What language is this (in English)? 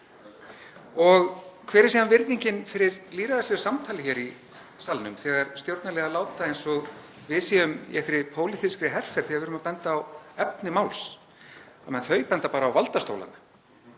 Icelandic